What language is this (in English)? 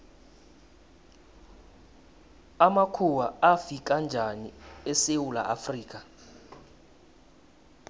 South Ndebele